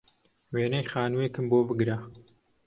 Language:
Central Kurdish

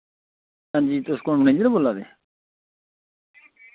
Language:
Dogri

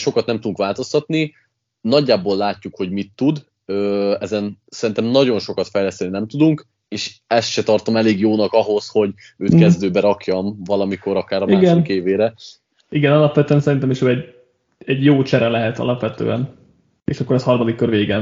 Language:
Hungarian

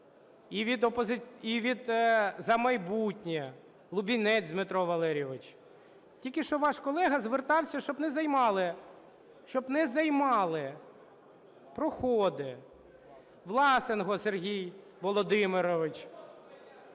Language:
Ukrainian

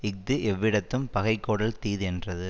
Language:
Tamil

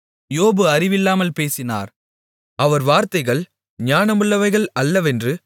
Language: Tamil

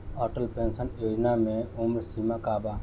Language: Bhojpuri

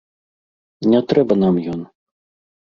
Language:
Belarusian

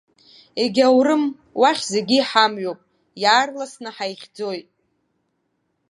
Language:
Abkhazian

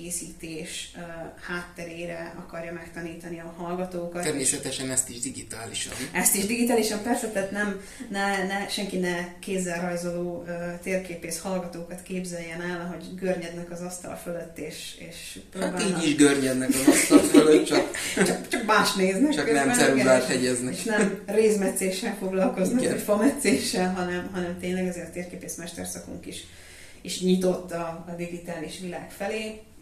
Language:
Hungarian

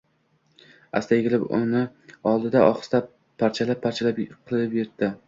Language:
Uzbek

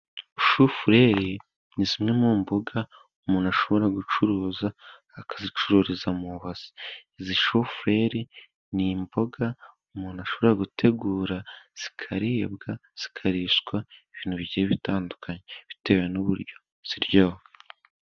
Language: Kinyarwanda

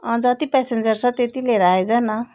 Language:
Nepali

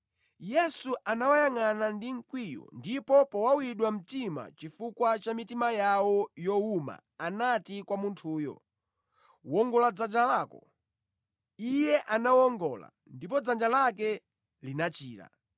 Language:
Nyanja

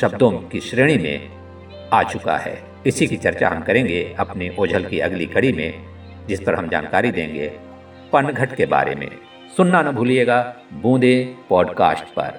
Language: Hindi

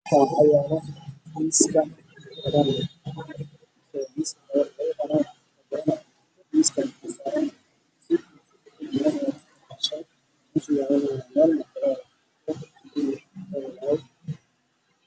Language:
Somali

